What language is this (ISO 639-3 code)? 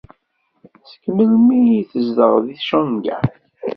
kab